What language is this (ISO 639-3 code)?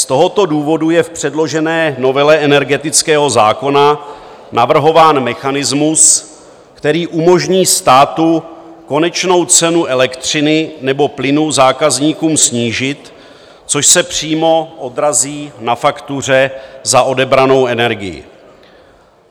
ces